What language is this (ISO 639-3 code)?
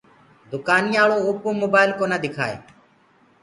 ggg